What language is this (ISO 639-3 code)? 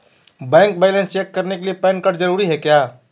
mag